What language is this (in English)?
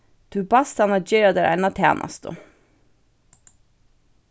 Faroese